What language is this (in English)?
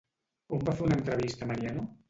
Catalan